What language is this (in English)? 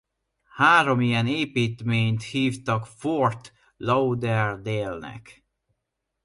Hungarian